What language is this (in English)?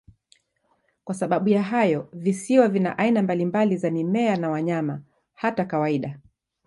Swahili